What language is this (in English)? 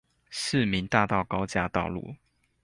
Chinese